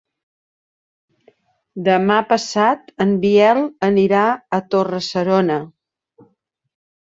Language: Catalan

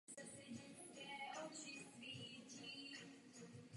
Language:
Czech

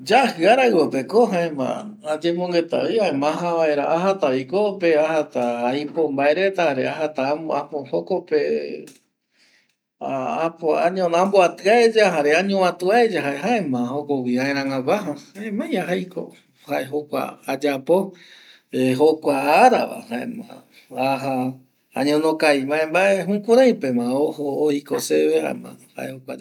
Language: Eastern Bolivian Guaraní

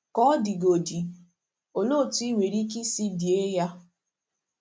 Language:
Igbo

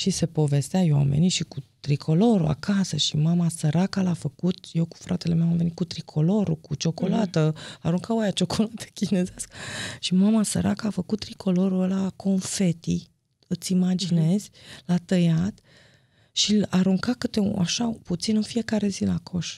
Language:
Romanian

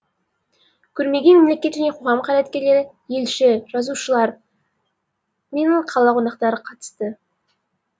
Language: Kazakh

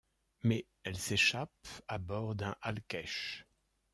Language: French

